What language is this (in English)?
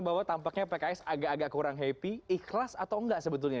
Indonesian